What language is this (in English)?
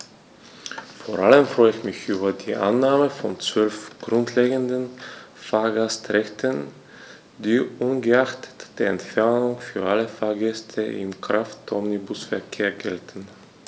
German